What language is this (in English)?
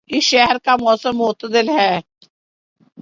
Urdu